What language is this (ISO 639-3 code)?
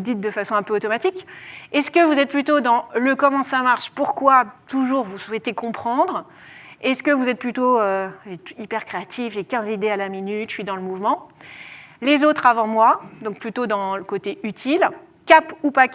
fra